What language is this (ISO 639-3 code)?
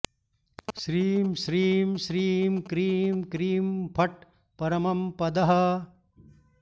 san